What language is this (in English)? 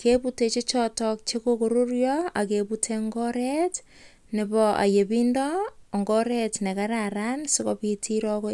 Kalenjin